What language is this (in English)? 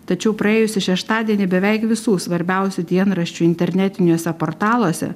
Lithuanian